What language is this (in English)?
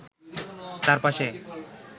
Bangla